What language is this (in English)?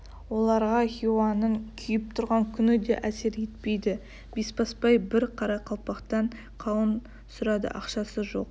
Kazakh